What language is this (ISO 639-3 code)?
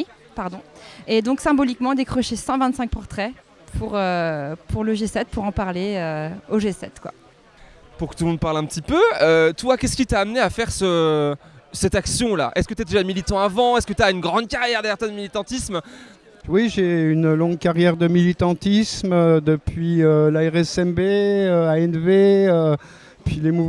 fra